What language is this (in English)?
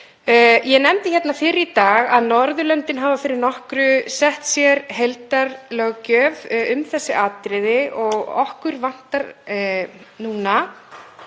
Icelandic